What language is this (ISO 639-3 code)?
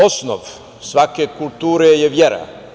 srp